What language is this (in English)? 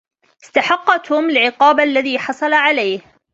Arabic